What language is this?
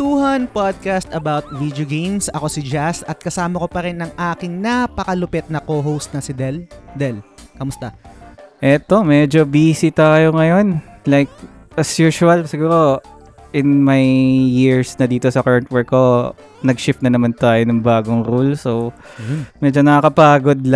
Filipino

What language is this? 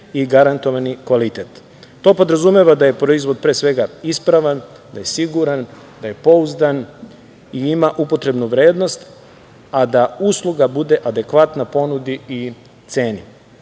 Serbian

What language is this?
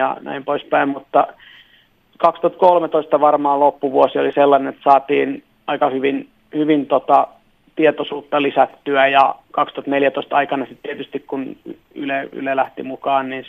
Finnish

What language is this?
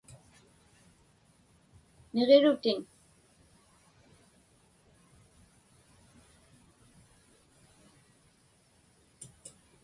Inupiaq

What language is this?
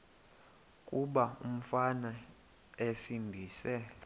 Xhosa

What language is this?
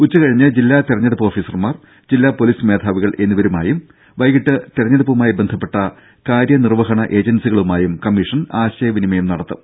Malayalam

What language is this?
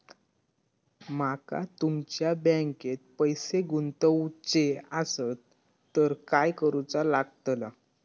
Marathi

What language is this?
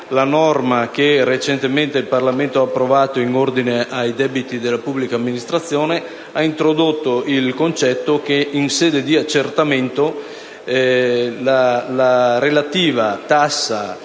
Italian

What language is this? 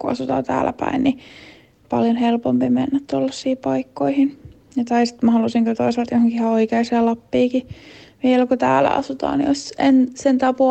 Finnish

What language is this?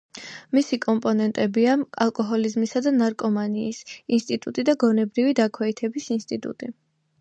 Georgian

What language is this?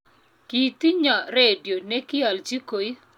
Kalenjin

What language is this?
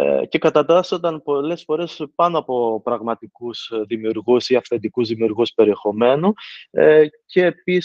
Greek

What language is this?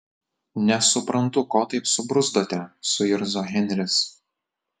Lithuanian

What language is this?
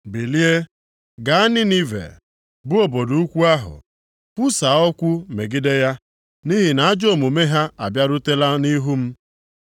Igbo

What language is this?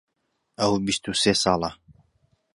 Central Kurdish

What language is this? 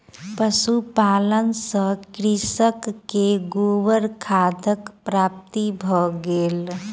Maithili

